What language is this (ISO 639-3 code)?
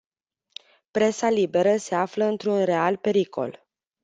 ron